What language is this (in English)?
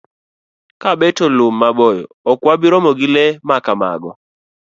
Luo (Kenya and Tanzania)